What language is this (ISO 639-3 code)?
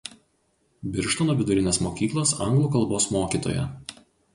lit